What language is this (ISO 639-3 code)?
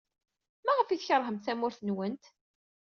kab